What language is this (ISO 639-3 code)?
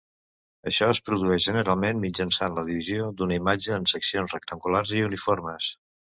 cat